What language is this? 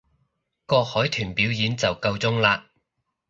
Cantonese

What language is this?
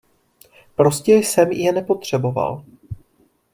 Czech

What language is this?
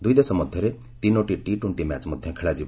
Odia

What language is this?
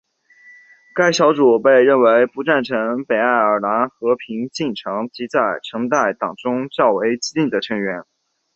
Chinese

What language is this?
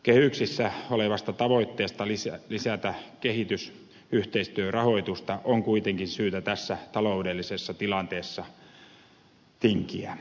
Finnish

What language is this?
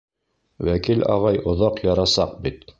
Bashkir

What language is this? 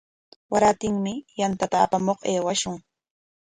Corongo Ancash Quechua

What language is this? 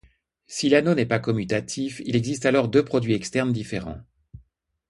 French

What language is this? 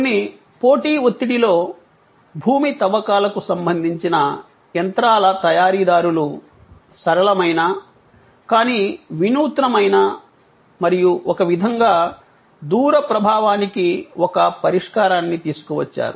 Telugu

